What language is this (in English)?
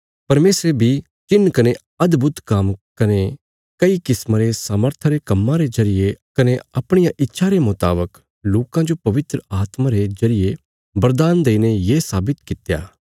Bilaspuri